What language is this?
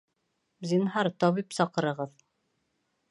Bashkir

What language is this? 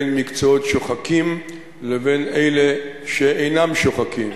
Hebrew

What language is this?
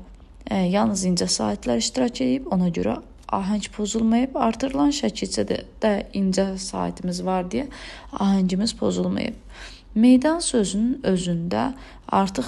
Turkish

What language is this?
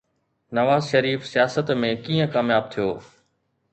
Sindhi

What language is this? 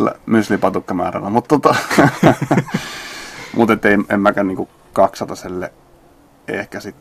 Finnish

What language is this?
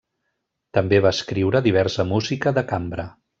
Catalan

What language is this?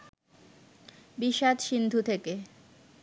Bangla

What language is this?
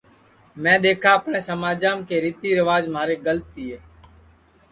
Sansi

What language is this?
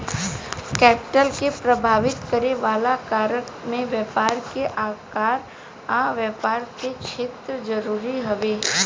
Bhojpuri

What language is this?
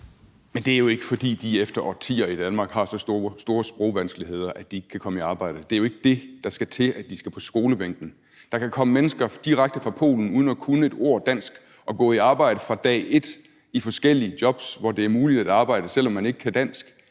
Danish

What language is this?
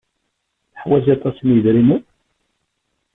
Kabyle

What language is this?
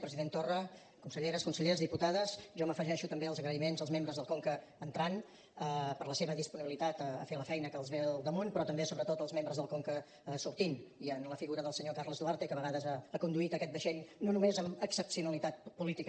Catalan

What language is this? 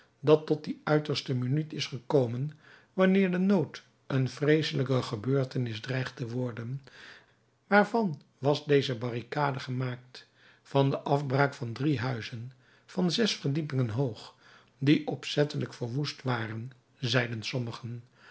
Dutch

